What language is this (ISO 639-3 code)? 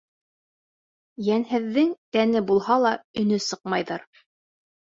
bak